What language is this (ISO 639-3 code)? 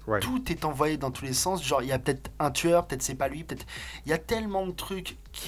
fra